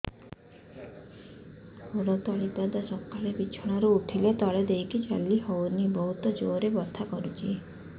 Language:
Odia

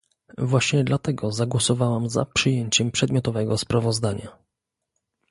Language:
Polish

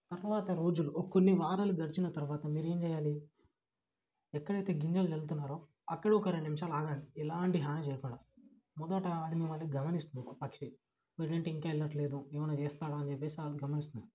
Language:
Telugu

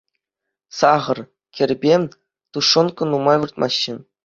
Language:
Chuvash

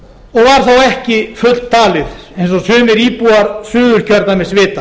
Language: Icelandic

